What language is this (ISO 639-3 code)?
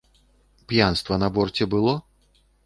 bel